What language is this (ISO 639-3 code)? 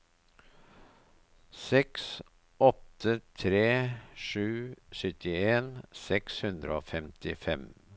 nor